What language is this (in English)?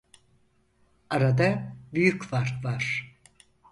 Turkish